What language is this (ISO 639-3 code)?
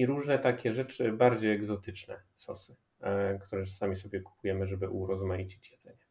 pol